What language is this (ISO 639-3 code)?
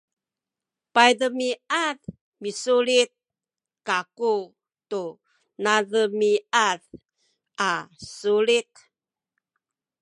szy